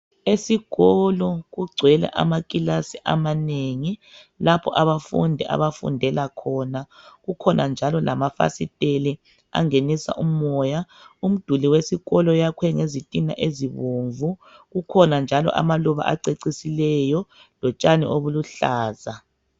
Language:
North Ndebele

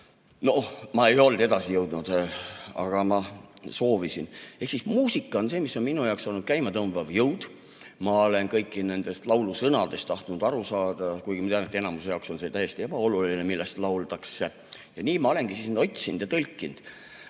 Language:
Estonian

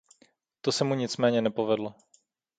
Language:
Czech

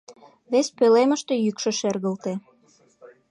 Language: Mari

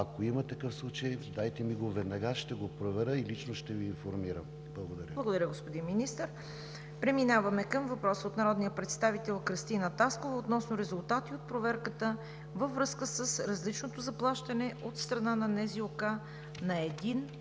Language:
Bulgarian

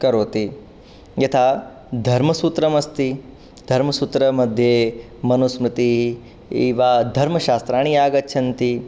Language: Sanskrit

